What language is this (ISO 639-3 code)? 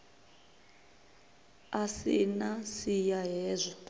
ven